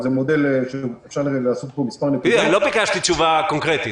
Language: Hebrew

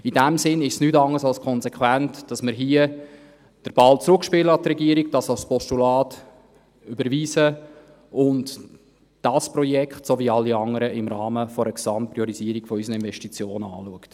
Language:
Swiss German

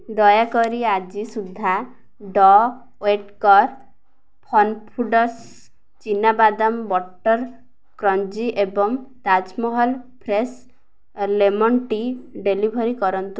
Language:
Odia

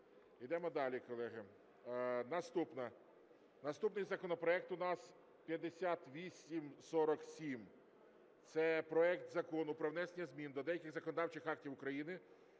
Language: Ukrainian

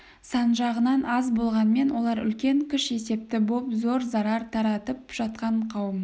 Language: Kazakh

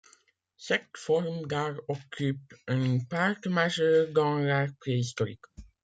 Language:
French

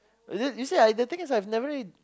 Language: English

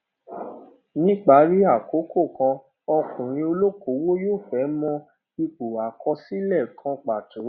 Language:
Yoruba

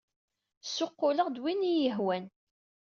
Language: Kabyle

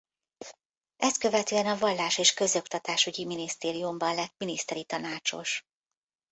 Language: Hungarian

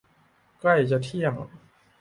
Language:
Thai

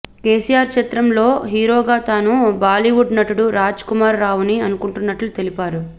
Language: Telugu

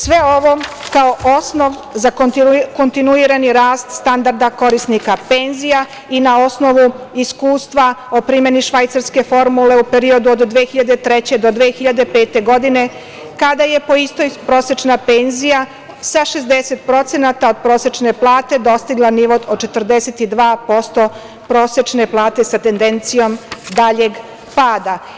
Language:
Serbian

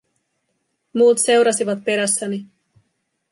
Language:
Finnish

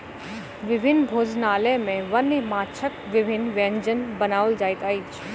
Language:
Maithili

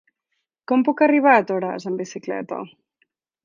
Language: Catalan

